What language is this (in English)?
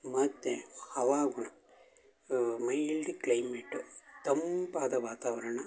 Kannada